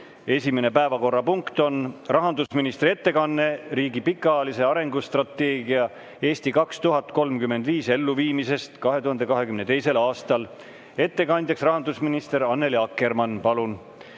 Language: Estonian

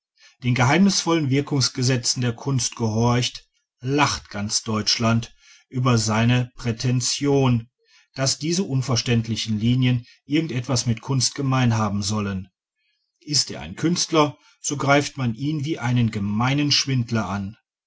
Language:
German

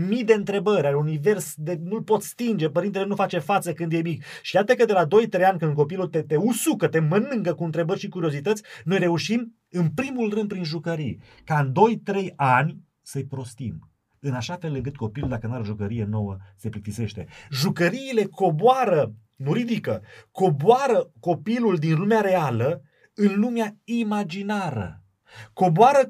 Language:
Romanian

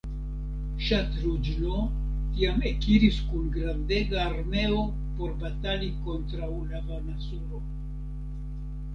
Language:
Esperanto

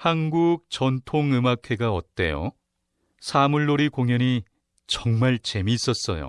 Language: Korean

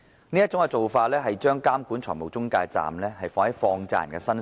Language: Cantonese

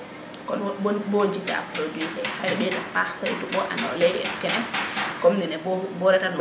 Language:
Serer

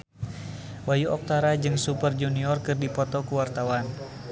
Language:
Sundanese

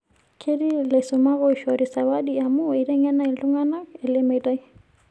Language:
Masai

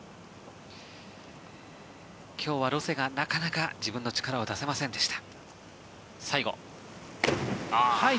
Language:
Japanese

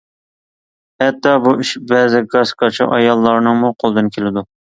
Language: Uyghur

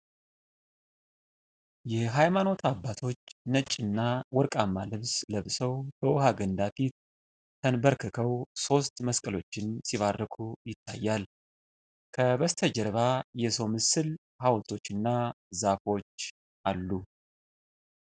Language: Amharic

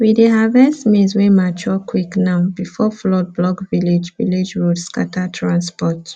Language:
Nigerian Pidgin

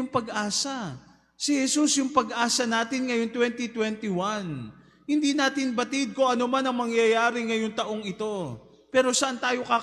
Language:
Filipino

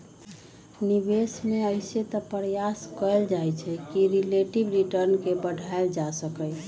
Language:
Magahi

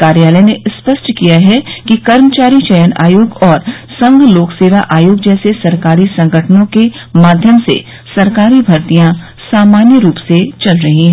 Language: Hindi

